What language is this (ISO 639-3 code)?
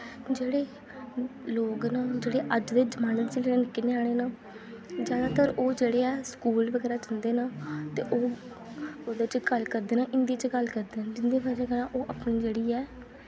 doi